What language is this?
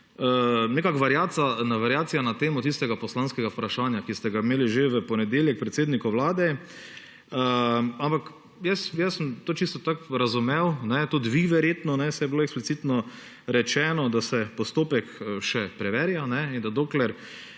Slovenian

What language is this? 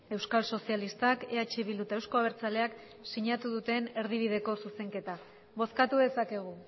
Basque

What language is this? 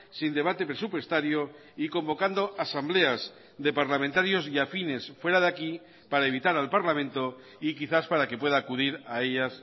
Spanish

